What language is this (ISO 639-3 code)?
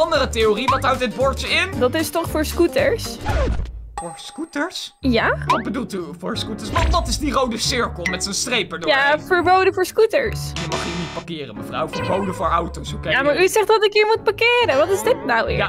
nld